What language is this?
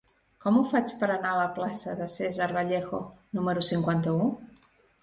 Catalan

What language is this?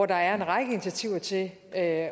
Danish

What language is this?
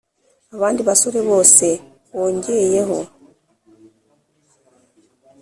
Kinyarwanda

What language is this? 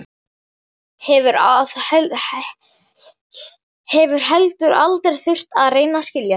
Icelandic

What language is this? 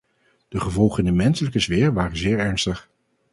Dutch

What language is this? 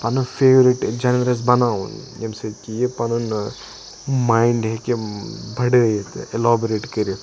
Kashmiri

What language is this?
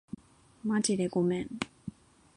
Japanese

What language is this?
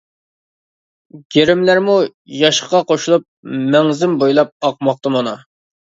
Uyghur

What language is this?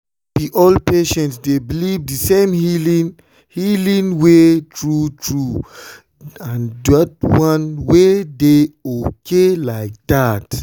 Nigerian Pidgin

